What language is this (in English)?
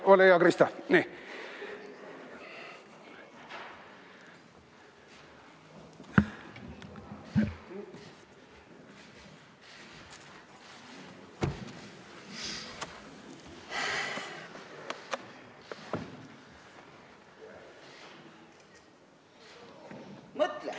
Estonian